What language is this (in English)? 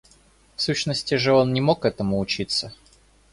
Russian